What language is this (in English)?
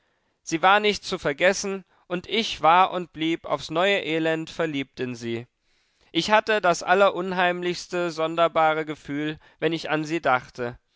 German